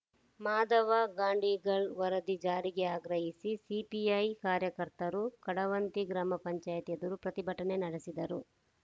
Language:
Kannada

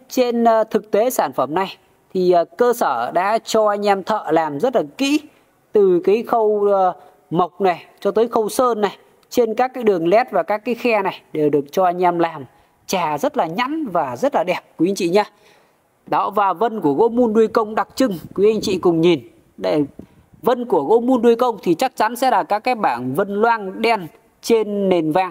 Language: Vietnamese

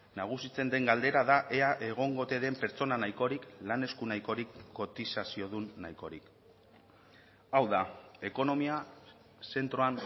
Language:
Basque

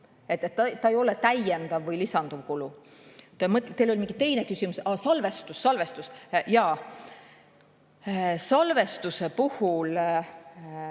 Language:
Estonian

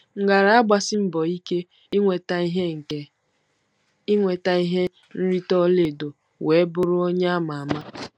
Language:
Igbo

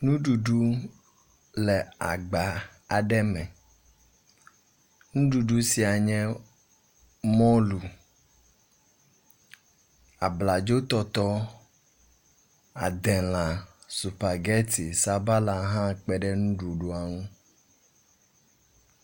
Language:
Ewe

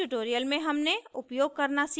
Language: Hindi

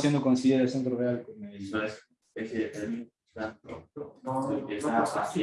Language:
Spanish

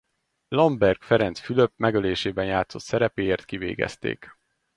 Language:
Hungarian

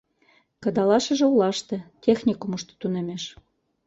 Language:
Mari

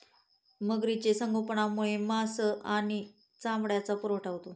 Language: Marathi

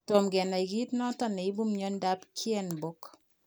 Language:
Kalenjin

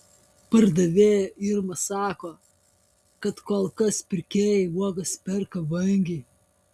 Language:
Lithuanian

